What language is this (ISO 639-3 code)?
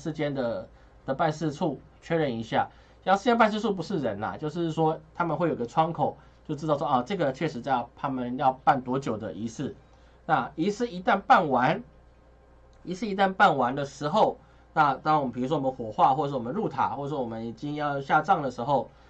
zho